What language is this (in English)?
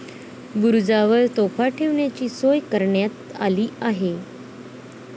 Marathi